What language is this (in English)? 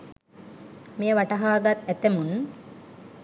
Sinhala